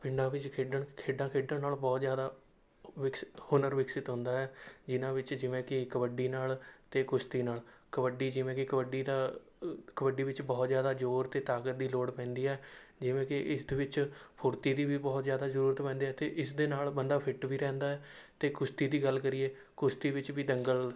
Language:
Punjabi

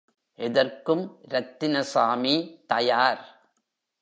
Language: Tamil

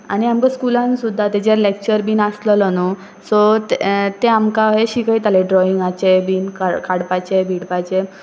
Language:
Konkani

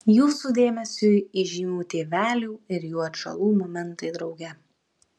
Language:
Lithuanian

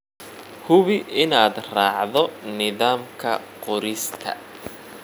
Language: Somali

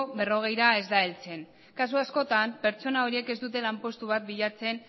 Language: Basque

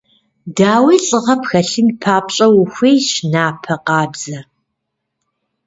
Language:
Kabardian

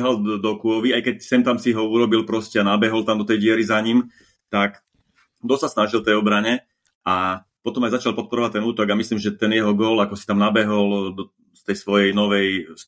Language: Slovak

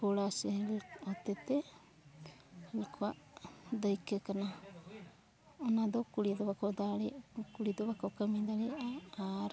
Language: Santali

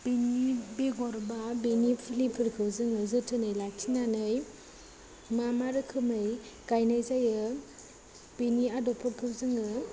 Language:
Bodo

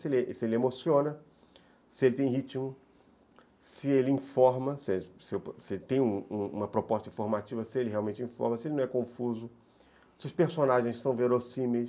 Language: Portuguese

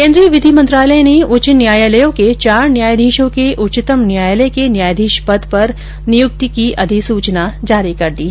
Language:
Hindi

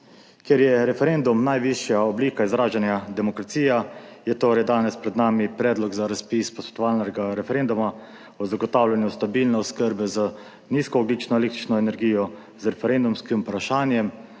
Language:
Slovenian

